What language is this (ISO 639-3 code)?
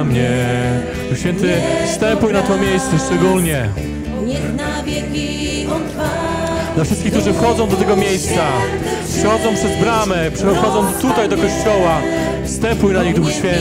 pol